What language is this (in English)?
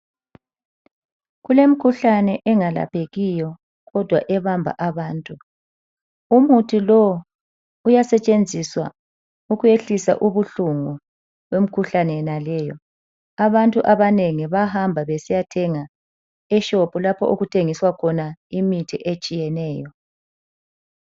North Ndebele